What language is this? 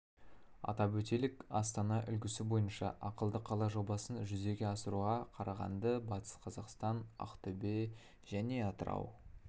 Kazakh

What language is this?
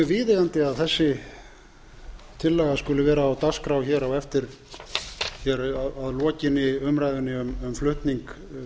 Icelandic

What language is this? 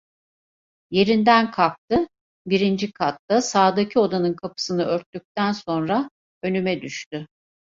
Turkish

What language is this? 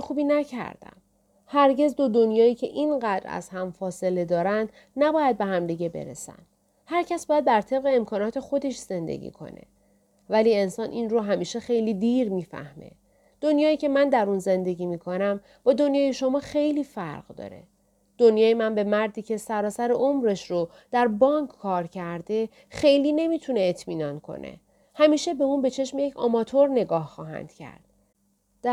Persian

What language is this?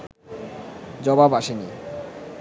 Bangla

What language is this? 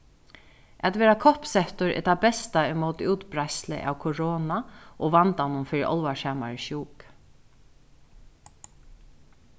Faroese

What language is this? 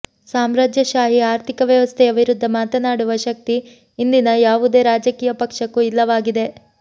Kannada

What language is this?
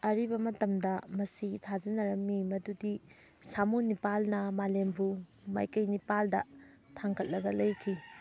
Manipuri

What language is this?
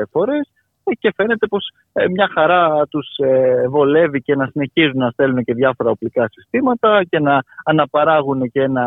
Greek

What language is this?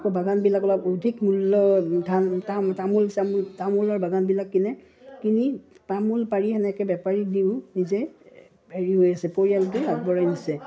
Assamese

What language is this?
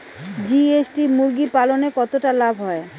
Bangla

